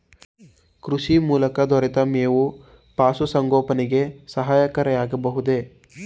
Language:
Kannada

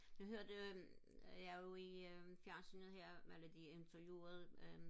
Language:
Danish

